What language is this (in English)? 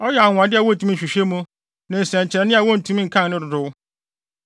Akan